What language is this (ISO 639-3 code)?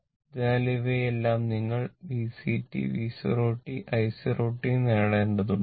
mal